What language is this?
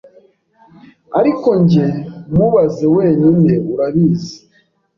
Kinyarwanda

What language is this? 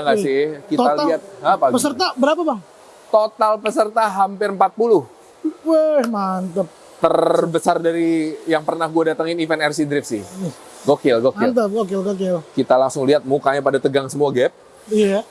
Indonesian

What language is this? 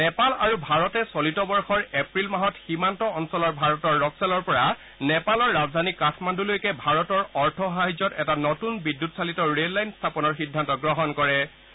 Assamese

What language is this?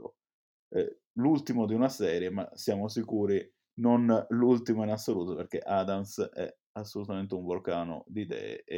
Italian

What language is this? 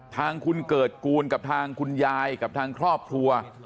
Thai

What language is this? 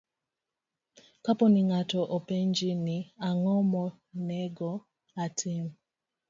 Luo (Kenya and Tanzania)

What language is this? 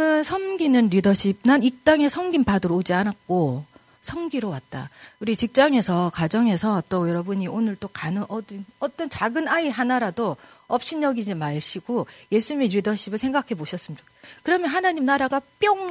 Korean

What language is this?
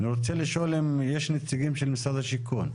Hebrew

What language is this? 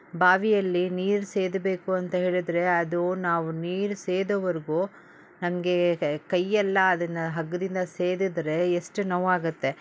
Kannada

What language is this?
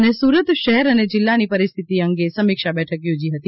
Gujarati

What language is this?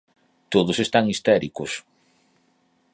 Galician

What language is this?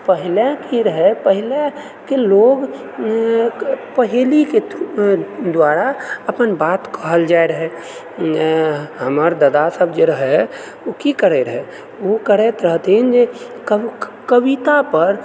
Maithili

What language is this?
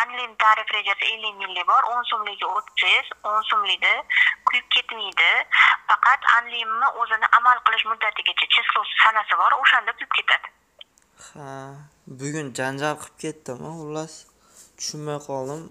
Turkish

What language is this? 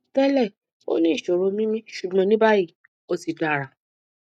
Yoruba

